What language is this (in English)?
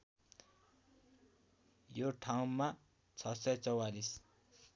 Nepali